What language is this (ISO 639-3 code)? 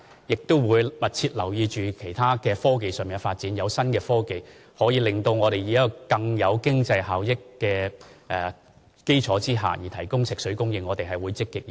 yue